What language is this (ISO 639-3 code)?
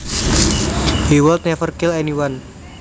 jav